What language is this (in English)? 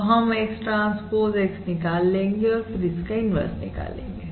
Hindi